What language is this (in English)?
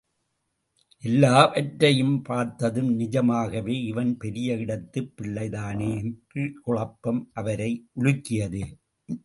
Tamil